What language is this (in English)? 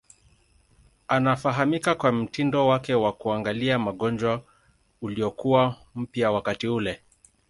Swahili